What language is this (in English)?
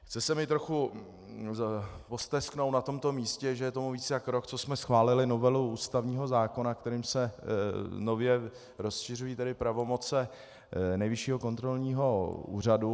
Czech